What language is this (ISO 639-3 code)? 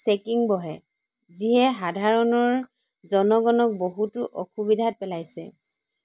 asm